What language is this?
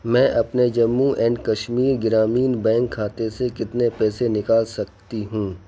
Urdu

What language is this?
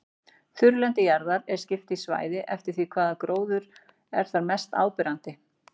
Icelandic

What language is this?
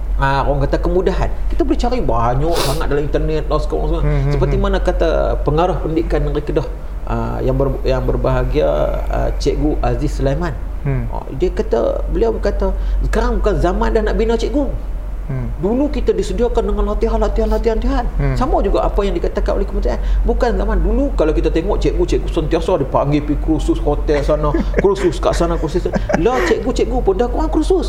Malay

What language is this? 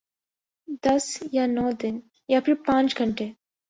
Urdu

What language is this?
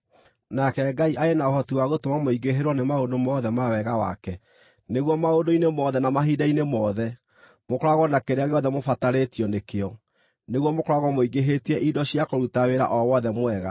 Kikuyu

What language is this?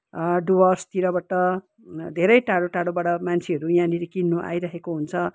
Nepali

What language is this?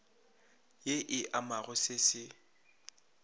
Northern Sotho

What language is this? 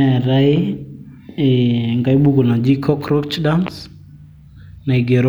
Masai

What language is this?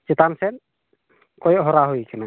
Santali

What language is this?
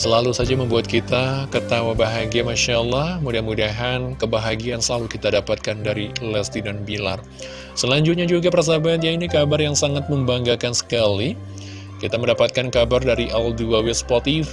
Indonesian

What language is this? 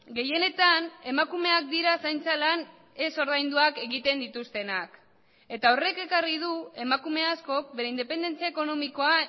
Basque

